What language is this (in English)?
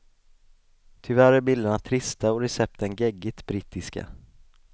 Swedish